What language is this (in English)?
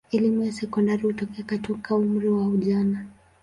Swahili